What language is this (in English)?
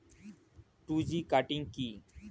Bangla